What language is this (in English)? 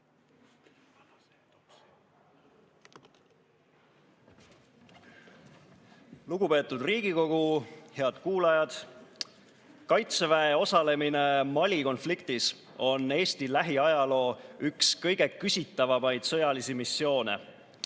Estonian